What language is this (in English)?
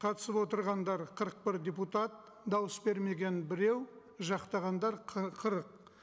Kazakh